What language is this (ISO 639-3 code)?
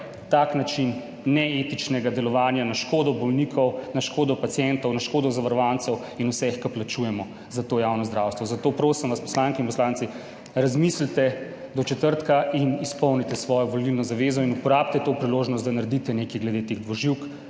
slv